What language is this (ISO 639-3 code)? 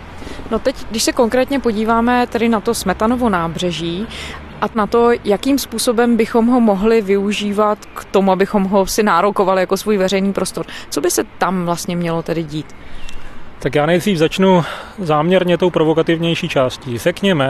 ces